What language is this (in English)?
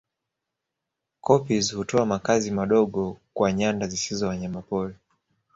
Swahili